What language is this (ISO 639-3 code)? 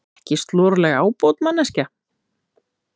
isl